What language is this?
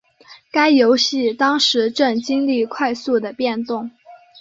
Chinese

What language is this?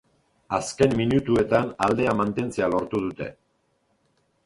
Basque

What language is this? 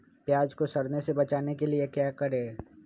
Magahi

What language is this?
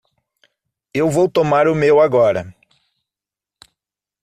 Portuguese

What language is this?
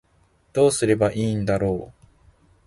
Japanese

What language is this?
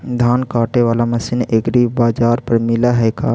Magahi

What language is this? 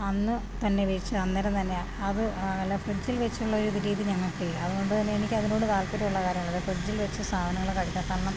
Malayalam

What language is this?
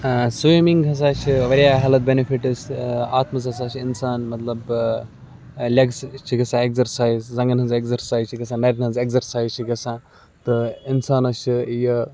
Kashmiri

